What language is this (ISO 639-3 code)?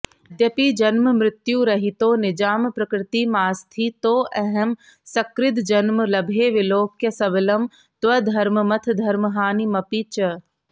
san